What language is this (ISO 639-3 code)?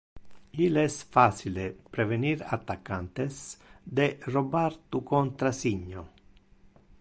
ina